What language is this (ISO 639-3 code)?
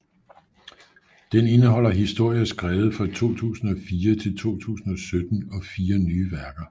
dan